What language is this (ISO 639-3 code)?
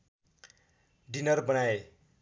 nep